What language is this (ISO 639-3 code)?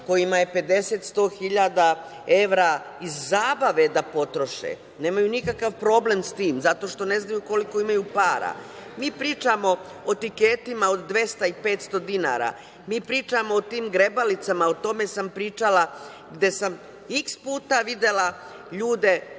srp